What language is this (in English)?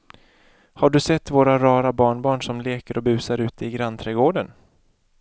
Swedish